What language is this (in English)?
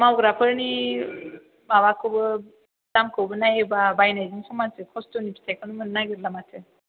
Bodo